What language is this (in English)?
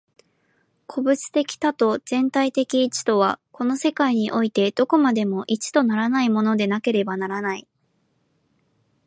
Japanese